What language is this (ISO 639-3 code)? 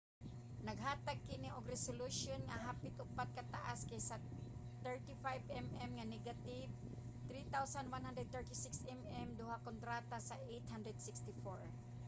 ceb